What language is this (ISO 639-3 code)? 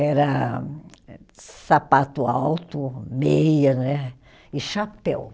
por